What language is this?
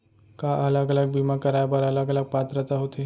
Chhattisgarhi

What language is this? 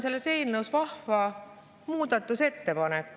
Estonian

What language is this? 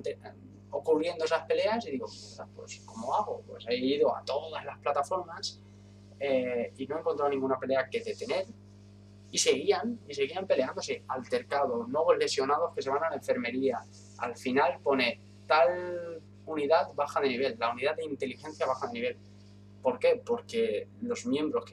Spanish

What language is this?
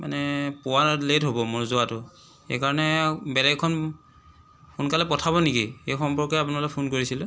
Assamese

